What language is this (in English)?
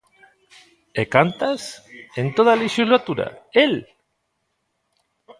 Galician